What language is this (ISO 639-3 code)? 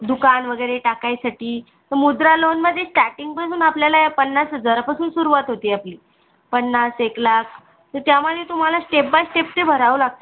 mar